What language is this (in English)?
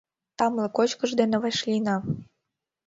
Mari